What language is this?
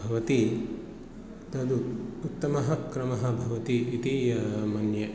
Sanskrit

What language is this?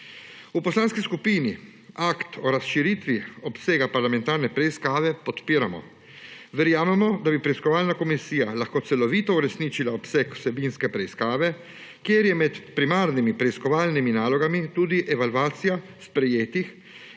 Slovenian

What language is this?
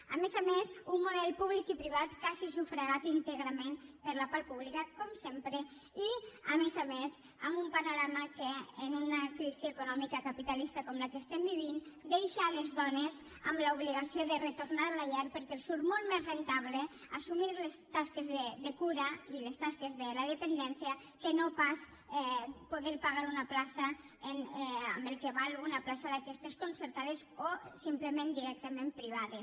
Catalan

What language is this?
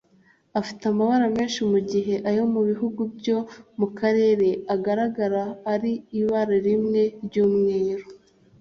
Kinyarwanda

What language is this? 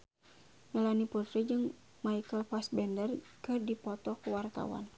Sundanese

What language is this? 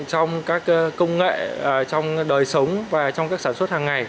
Vietnamese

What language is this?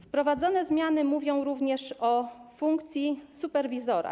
Polish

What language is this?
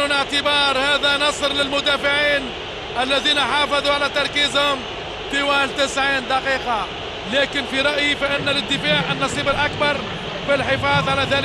Arabic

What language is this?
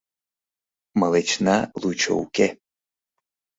Mari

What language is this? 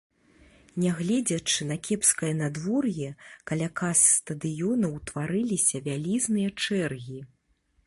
Belarusian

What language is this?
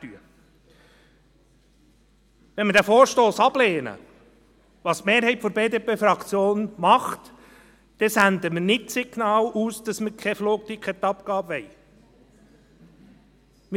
Swiss German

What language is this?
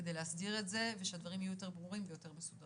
Hebrew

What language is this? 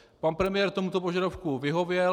Czech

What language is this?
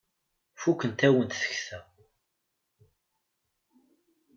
Kabyle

